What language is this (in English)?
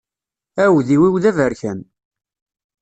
Kabyle